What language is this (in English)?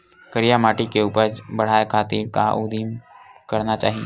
Chhattisgarhi